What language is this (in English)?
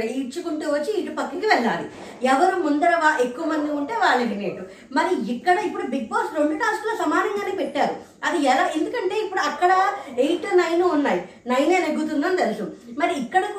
Telugu